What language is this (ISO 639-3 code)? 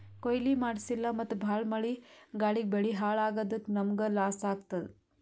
kan